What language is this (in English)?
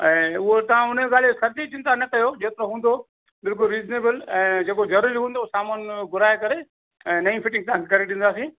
Sindhi